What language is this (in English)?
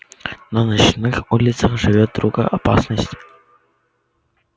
Russian